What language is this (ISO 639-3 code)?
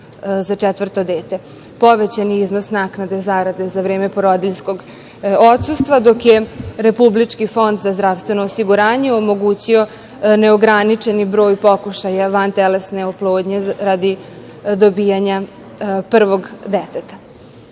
srp